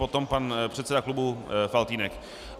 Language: Czech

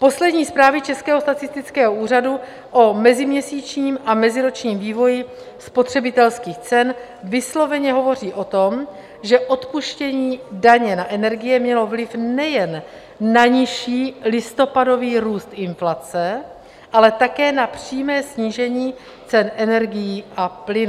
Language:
Czech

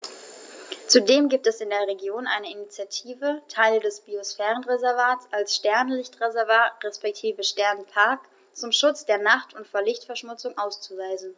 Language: German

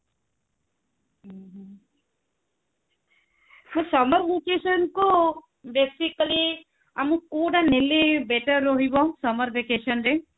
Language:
Odia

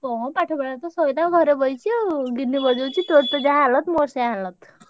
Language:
Odia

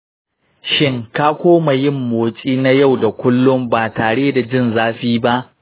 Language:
Hausa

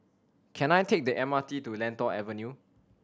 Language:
English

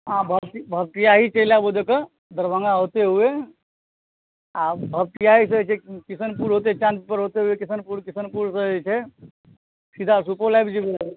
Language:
Maithili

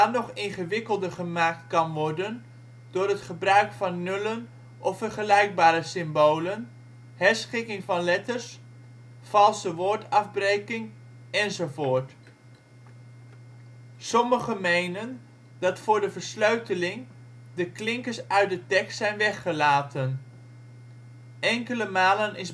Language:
Dutch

